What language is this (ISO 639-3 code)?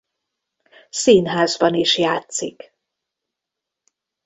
hun